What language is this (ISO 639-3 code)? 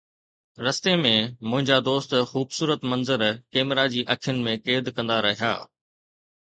snd